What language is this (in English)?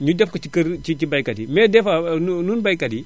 Wolof